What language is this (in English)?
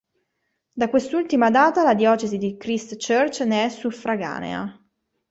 Italian